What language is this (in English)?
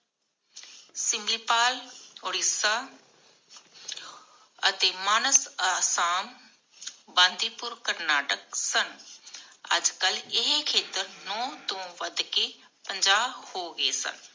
Punjabi